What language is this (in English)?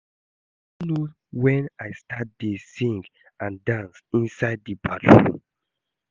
Nigerian Pidgin